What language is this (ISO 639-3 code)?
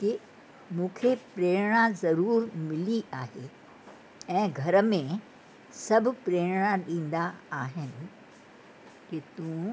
snd